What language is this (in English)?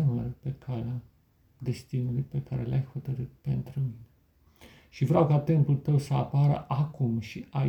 Romanian